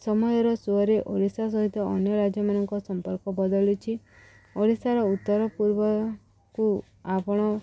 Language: Odia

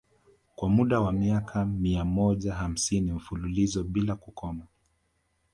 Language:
Swahili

